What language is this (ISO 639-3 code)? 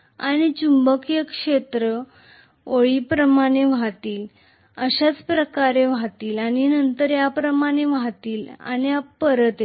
mar